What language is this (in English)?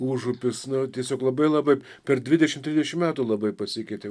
Lithuanian